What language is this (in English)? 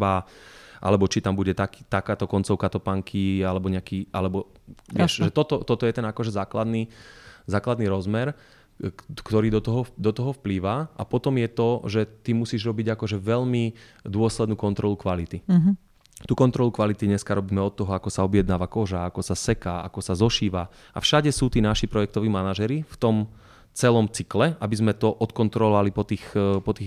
Slovak